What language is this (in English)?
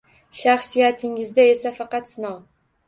Uzbek